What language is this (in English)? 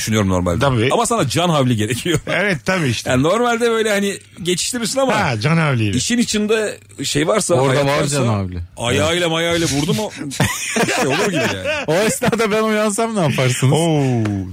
Turkish